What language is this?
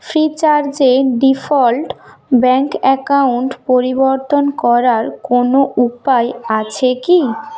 Bangla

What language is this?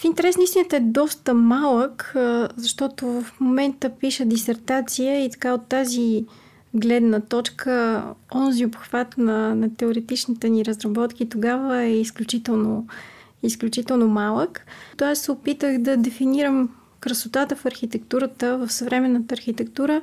Bulgarian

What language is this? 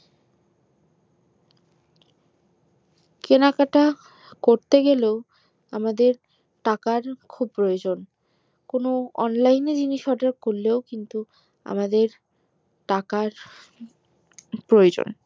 Bangla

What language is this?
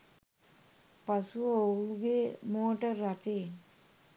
Sinhala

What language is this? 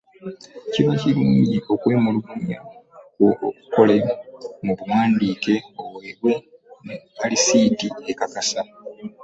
Ganda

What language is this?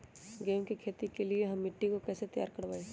Magahi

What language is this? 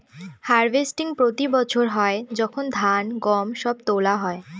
Bangla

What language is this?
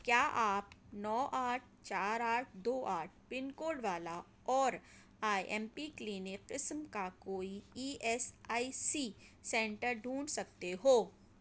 Urdu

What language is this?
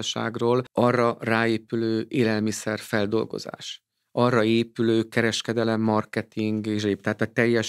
Hungarian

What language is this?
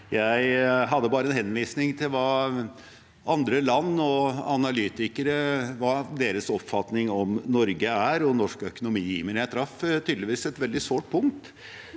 Norwegian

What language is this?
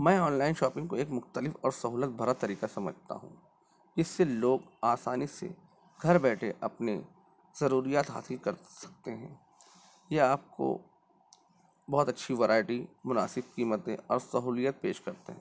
Urdu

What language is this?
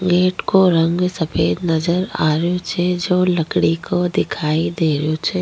Rajasthani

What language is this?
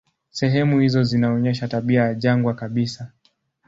Swahili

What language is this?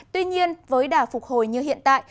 Vietnamese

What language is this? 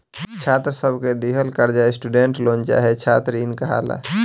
Bhojpuri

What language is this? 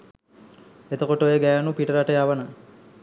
Sinhala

